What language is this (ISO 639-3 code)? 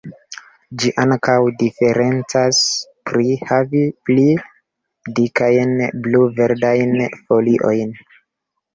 epo